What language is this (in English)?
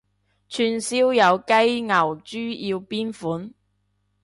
Cantonese